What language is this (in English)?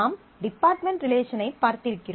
Tamil